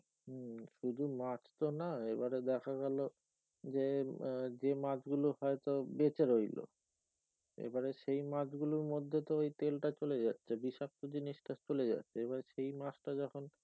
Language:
Bangla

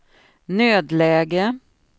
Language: Swedish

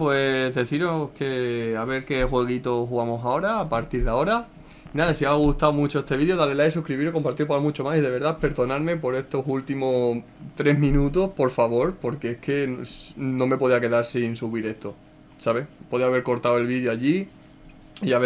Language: Spanish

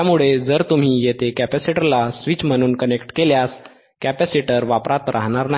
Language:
Marathi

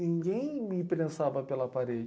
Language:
Portuguese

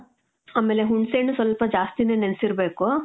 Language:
Kannada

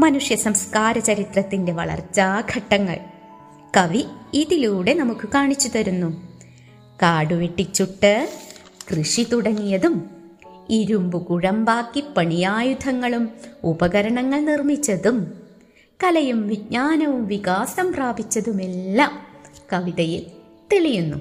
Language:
Malayalam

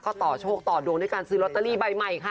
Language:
Thai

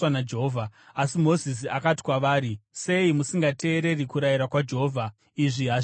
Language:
Shona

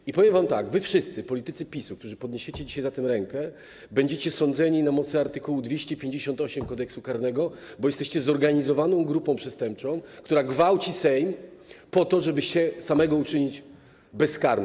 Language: Polish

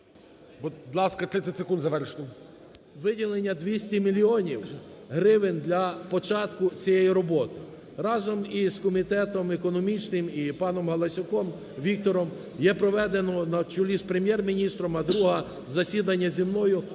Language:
Ukrainian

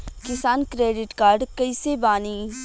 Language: Bhojpuri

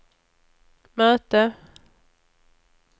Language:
Swedish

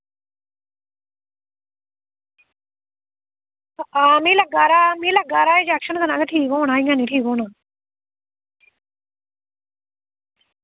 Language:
Dogri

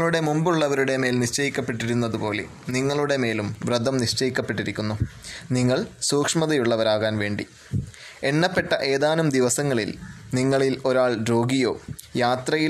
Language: Malayalam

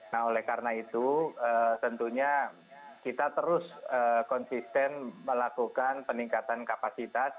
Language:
Indonesian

